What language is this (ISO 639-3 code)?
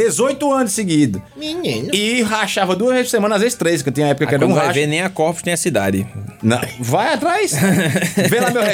por